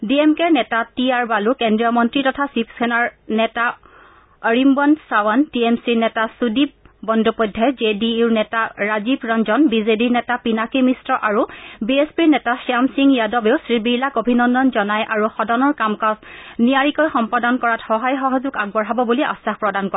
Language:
Assamese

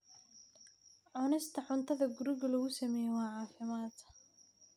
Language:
Somali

